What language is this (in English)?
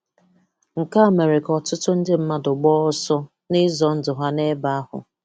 Igbo